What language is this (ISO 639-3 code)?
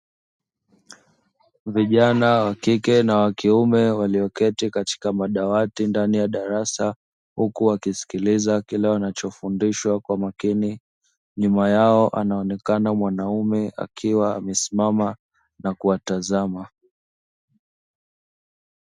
swa